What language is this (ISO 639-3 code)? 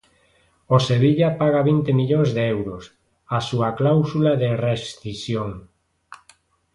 glg